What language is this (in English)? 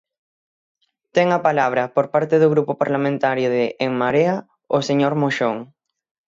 Galician